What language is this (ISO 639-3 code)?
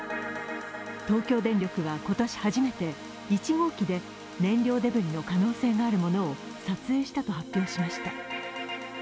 jpn